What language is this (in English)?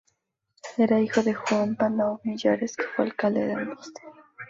Spanish